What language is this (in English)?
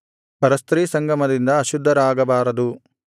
Kannada